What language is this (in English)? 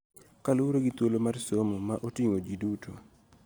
Luo (Kenya and Tanzania)